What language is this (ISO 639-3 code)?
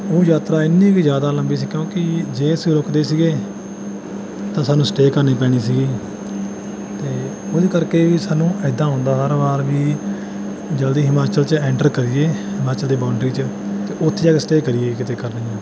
pan